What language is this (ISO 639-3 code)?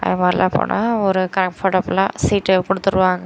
tam